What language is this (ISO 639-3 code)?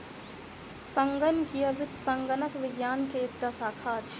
mai